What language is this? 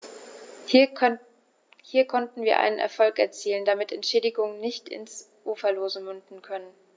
German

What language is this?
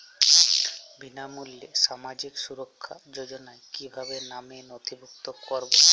Bangla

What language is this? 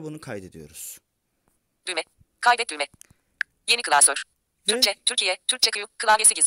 Turkish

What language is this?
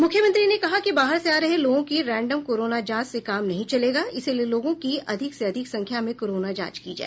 Hindi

